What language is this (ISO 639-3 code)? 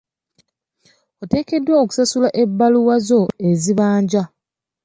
lug